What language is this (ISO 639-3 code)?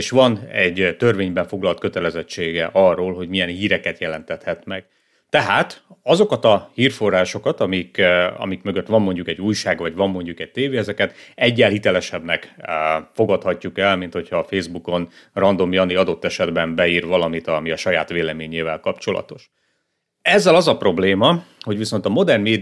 hun